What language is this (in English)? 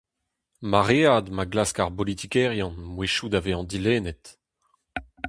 Breton